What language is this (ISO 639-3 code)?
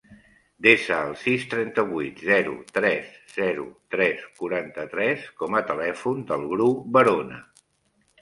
cat